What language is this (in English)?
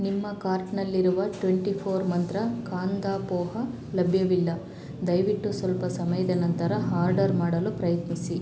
Kannada